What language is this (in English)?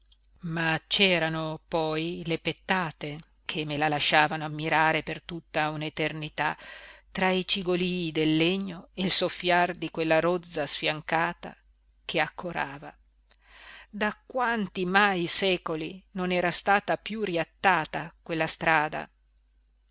Italian